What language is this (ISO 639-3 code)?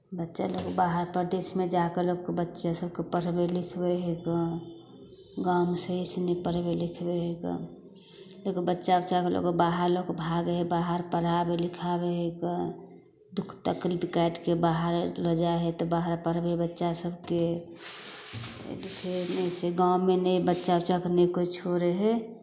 mai